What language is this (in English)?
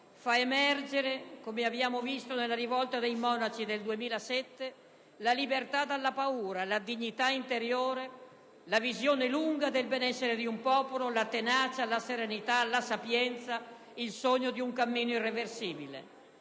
Italian